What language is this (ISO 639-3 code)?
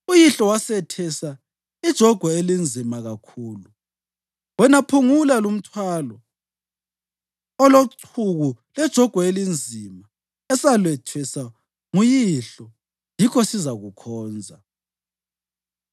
nde